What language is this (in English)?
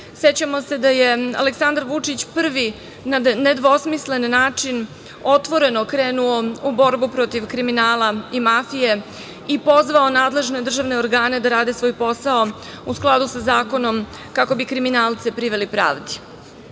Serbian